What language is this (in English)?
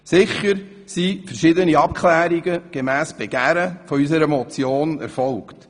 Swiss German